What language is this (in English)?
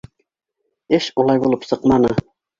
Bashkir